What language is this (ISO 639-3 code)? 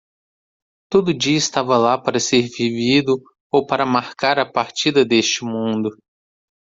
por